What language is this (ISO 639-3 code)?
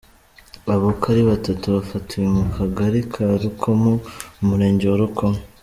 kin